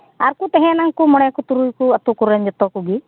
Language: Santali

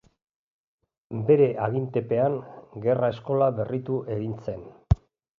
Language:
Basque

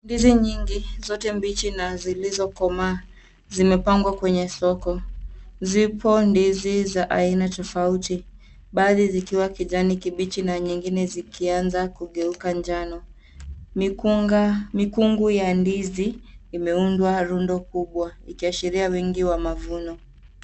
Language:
Swahili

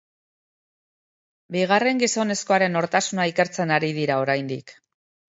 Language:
Basque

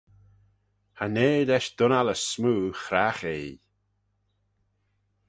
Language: Manx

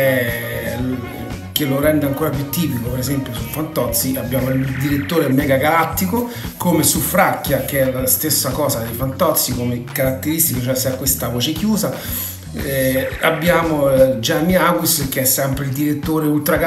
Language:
Italian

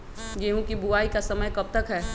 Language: Magahi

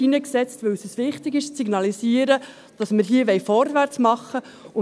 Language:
Swiss German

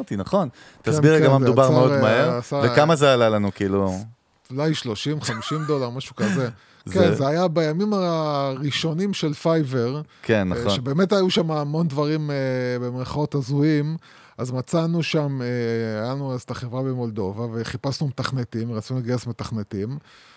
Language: Hebrew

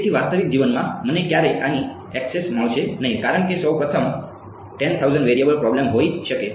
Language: Gujarati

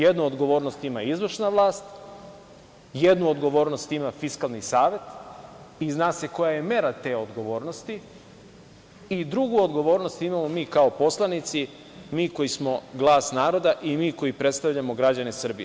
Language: Serbian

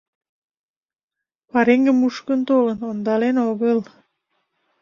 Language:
Mari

